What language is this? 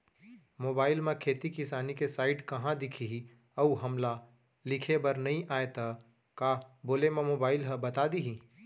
Chhattisgarhi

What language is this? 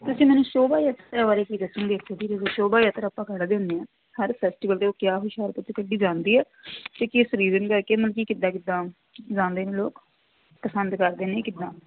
Punjabi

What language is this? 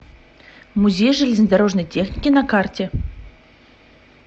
Russian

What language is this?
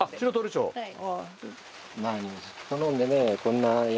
Japanese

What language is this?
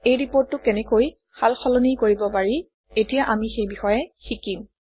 Assamese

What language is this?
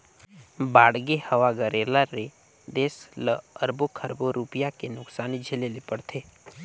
Chhattisgarhi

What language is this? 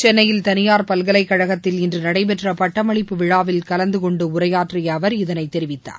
Tamil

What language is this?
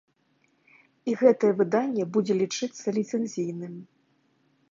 Belarusian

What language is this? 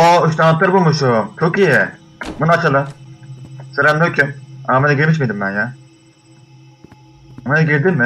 Turkish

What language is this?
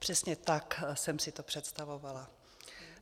Czech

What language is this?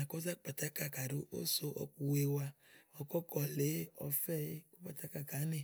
Igo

